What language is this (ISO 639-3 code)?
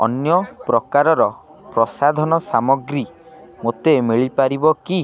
ori